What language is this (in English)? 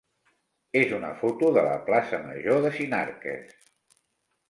Catalan